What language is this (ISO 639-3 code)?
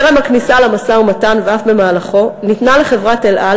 heb